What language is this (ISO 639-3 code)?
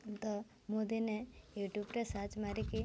ori